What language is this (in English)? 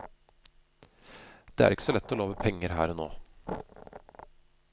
Norwegian